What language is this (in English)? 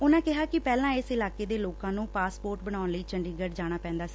Punjabi